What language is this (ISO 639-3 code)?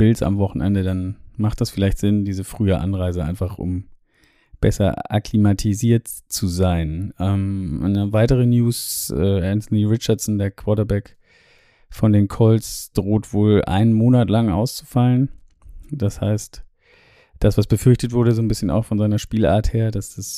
deu